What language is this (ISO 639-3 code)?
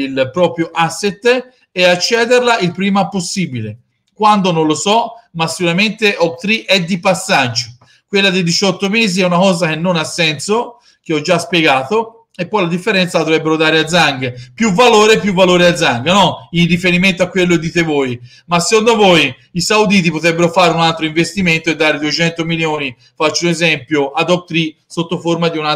ita